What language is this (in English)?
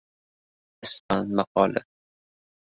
Uzbek